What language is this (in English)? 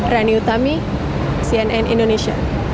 Indonesian